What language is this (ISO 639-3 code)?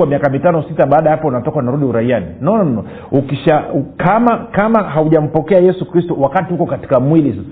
swa